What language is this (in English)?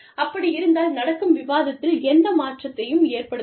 Tamil